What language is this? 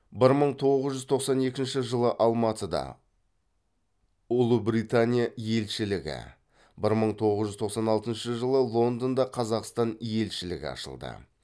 Kazakh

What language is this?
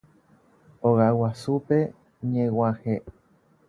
Guarani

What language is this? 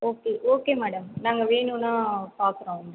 Tamil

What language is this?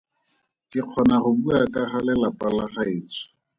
Tswana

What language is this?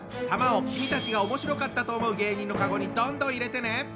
Japanese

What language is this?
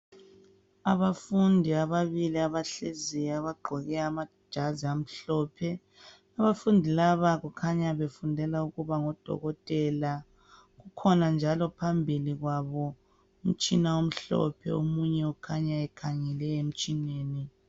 North Ndebele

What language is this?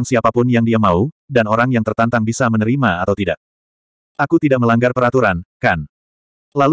Indonesian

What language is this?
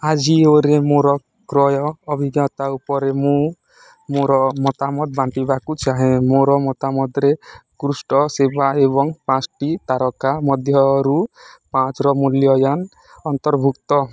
Odia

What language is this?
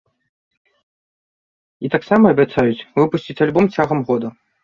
Belarusian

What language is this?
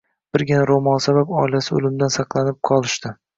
Uzbek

